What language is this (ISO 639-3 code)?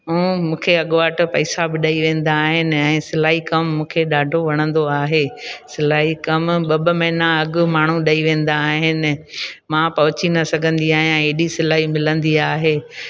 snd